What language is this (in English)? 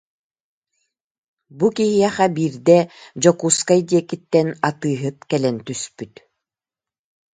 Yakut